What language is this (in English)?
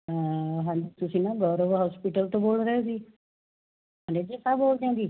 Punjabi